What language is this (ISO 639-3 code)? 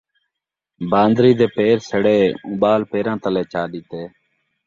skr